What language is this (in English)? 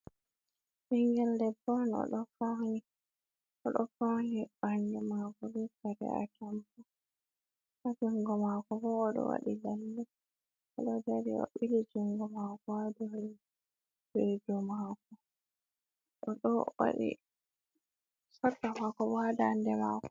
Fula